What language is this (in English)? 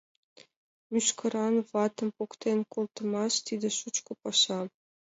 Mari